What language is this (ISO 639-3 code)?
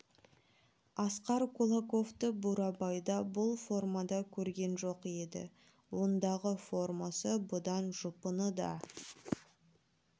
kaz